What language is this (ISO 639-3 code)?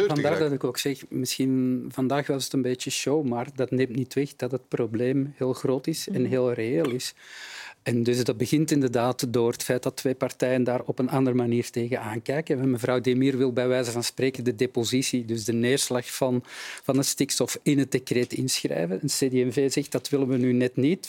nld